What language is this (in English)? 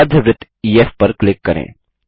Hindi